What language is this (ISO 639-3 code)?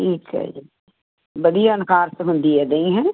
pan